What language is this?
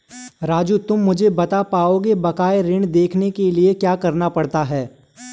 Hindi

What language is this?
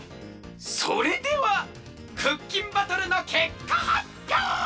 Japanese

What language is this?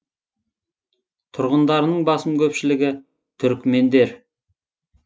Kazakh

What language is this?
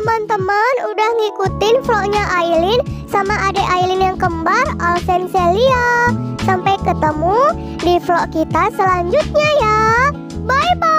Indonesian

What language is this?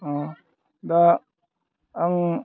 Bodo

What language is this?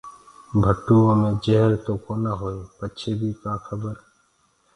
Gurgula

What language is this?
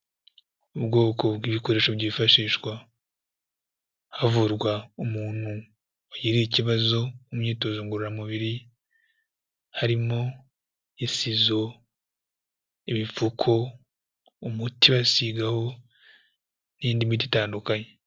Kinyarwanda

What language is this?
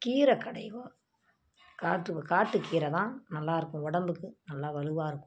Tamil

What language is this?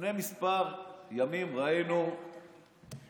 Hebrew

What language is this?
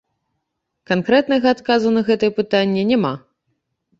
Belarusian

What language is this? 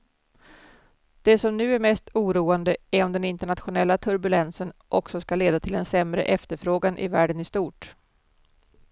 Swedish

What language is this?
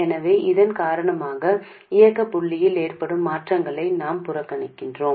Tamil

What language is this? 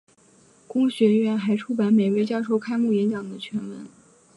Chinese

